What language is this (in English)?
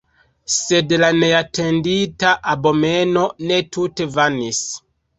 Esperanto